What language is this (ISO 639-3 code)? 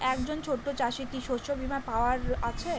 ben